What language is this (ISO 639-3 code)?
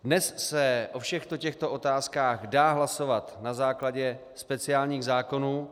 ces